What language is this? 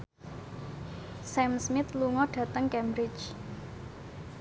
Javanese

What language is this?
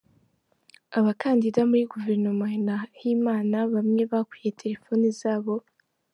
Kinyarwanda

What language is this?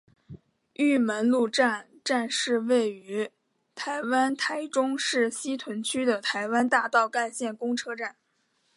Chinese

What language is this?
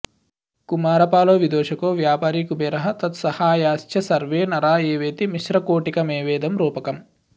Sanskrit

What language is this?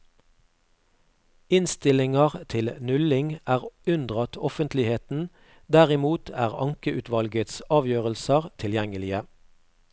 Norwegian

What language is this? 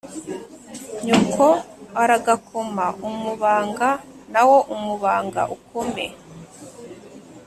Kinyarwanda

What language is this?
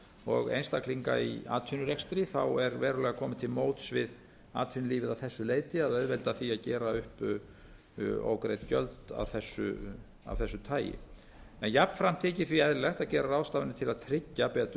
Icelandic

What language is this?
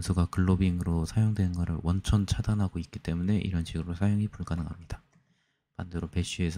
Korean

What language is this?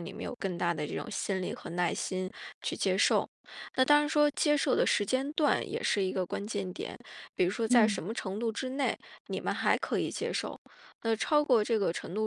Chinese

